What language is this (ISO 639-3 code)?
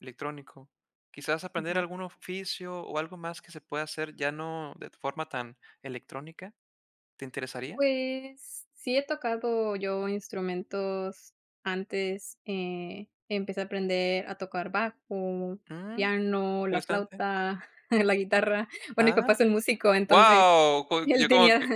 spa